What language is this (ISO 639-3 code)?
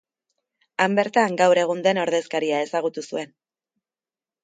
eus